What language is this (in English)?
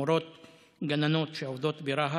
Hebrew